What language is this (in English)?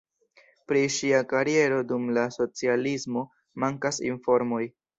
Esperanto